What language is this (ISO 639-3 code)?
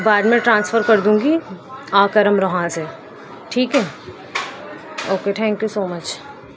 urd